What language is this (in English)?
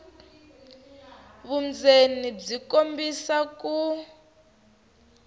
Tsonga